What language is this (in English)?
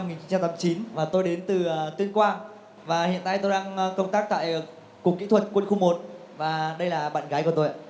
Vietnamese